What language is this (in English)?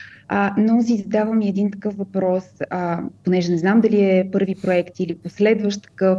Bulgarian